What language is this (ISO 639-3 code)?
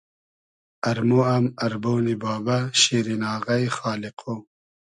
haz